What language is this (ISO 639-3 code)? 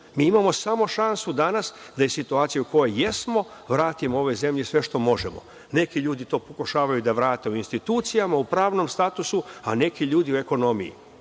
srp